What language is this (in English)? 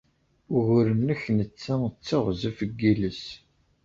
Kabyle